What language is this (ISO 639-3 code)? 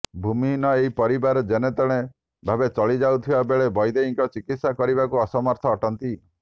ori